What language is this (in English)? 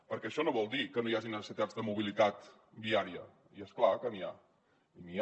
Catalan